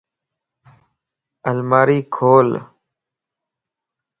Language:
Lasi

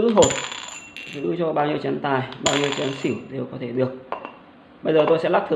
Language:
Vietnamese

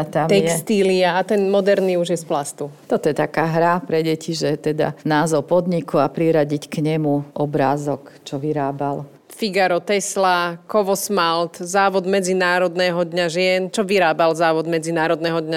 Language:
Slovak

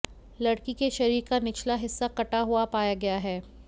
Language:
Hindi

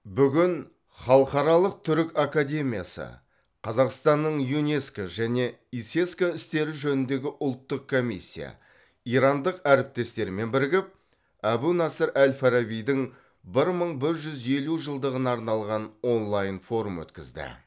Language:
Kazakh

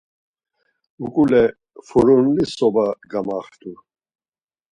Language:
Laz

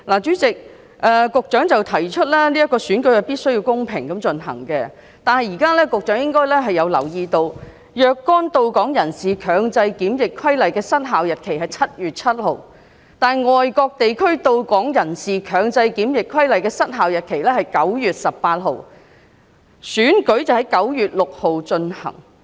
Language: Cantonese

